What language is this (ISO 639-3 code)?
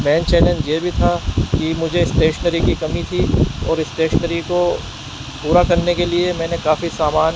urd